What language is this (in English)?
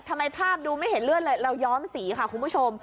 Thai